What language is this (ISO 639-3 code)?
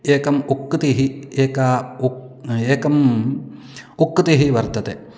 san